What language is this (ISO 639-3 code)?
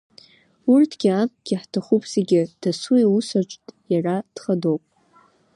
abk